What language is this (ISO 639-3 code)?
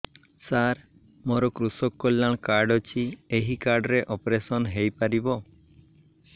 ori